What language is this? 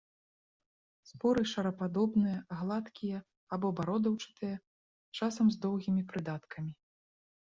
Belarusian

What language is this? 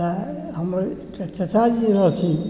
Maithili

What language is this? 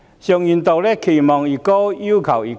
Cantonese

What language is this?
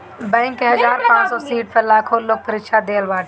Bhojpuri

